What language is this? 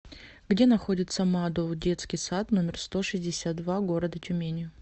Russian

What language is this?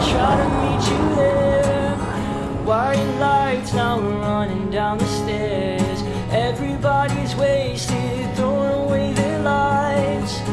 Turkish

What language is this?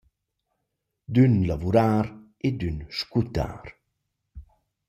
Romansh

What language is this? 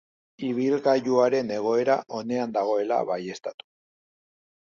Basque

